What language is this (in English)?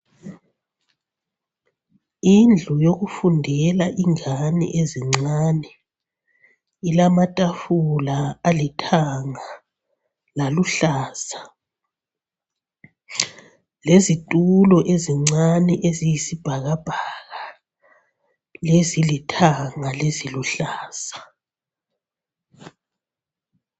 North Ndebele